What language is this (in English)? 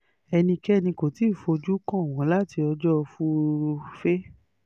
Yoruba